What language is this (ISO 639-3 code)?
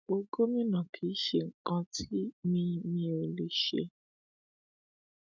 yor